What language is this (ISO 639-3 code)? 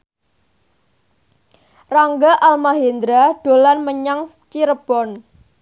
jav